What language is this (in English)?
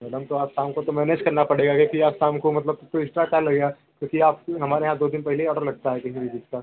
Hindi